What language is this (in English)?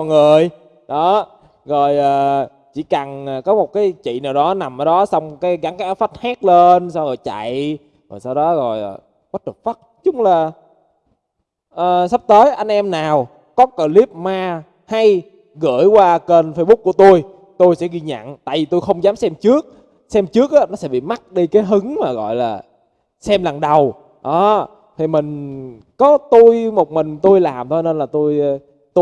Vietnamese